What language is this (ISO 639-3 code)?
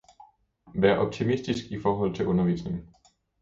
dan